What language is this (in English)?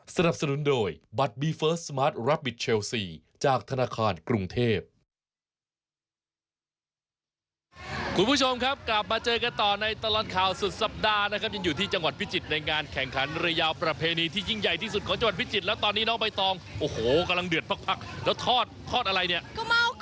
Thai